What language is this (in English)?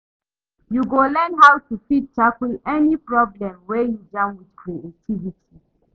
Nigerian Pidgin